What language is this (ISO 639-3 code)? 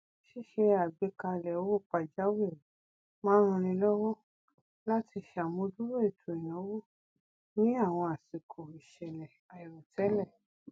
yor